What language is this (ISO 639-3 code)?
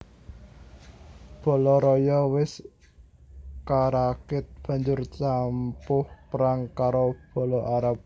jav